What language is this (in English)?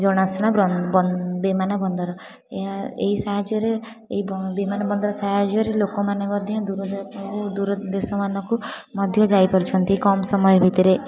Odia